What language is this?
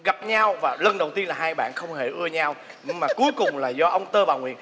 Vietnamese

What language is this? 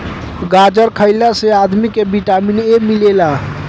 Bhojpuri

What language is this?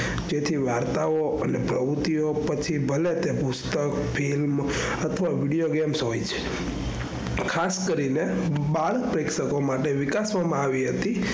Gujarati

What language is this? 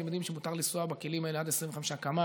Hebrew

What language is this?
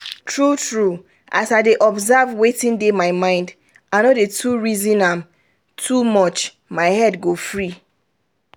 Nigerian Pidgin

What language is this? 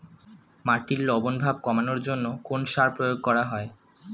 Bangla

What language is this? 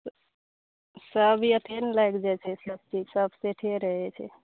Maithili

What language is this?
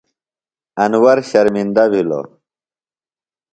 Phalura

